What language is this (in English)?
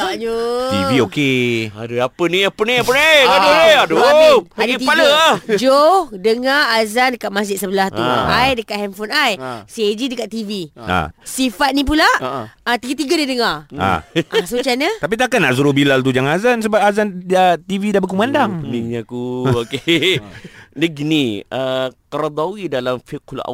Malay